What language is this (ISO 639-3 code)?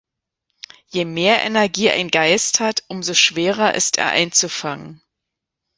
deu